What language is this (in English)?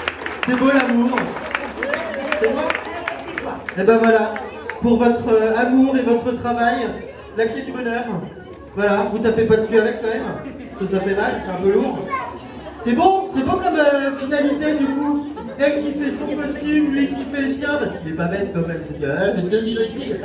French